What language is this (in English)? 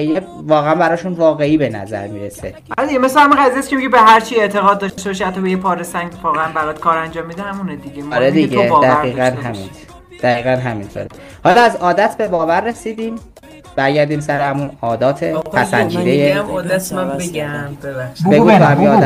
Persian